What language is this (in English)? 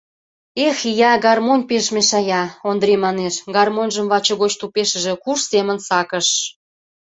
Mari